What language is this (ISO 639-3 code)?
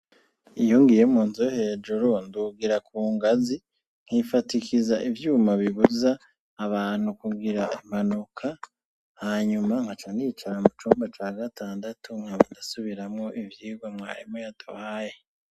run